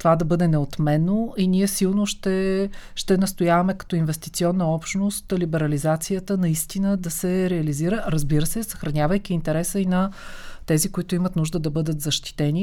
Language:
Bulgarian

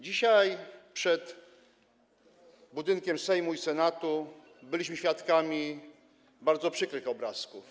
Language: Polish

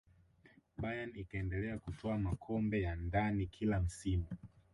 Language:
Swahili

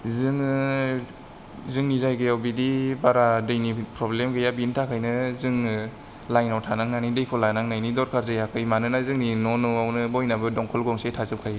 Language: Bodo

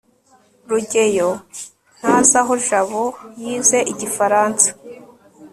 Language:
Kinyarwanda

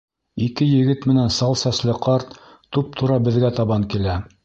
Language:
Bashkir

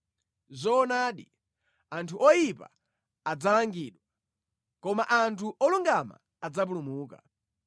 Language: Nyanja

